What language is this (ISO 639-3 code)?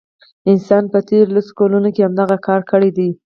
pus